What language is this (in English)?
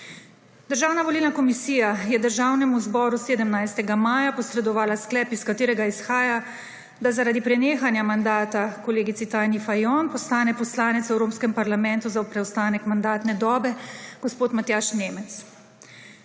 Slovenian